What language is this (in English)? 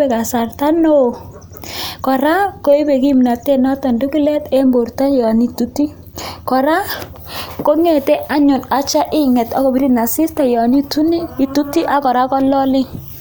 Kalenjin